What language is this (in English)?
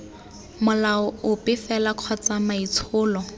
Tswana